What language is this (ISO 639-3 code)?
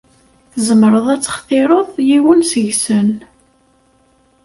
kab